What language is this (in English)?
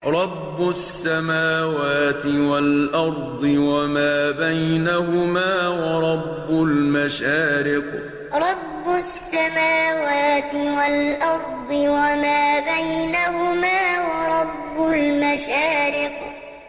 Arabic